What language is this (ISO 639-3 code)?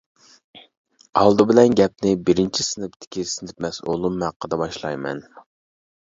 uig